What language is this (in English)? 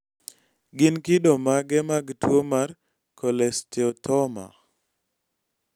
Luo (Kenya and Tanzania)